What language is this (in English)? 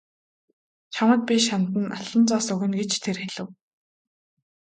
Mongolian